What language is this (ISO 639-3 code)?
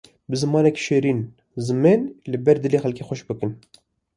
kur